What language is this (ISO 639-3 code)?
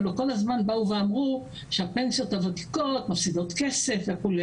heb